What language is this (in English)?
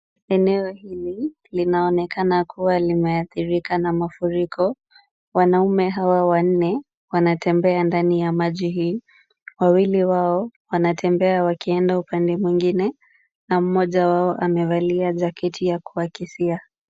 Swahili